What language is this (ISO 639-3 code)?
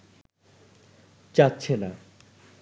ben